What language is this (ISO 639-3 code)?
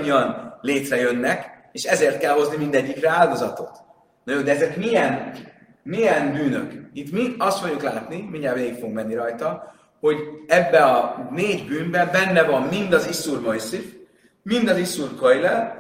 hun